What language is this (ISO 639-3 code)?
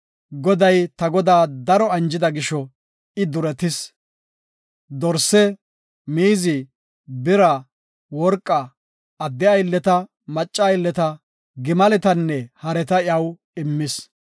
gof